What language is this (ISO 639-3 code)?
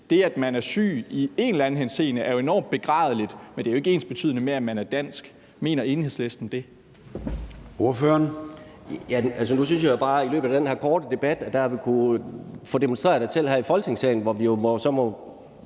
dan